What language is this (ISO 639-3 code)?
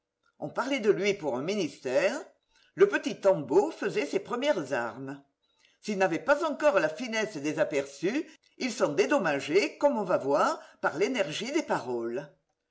fra